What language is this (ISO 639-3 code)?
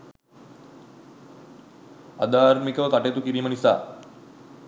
sin